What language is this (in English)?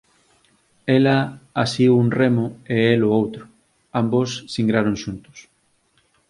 Galician